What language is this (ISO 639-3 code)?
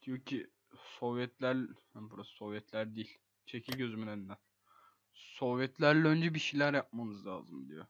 tur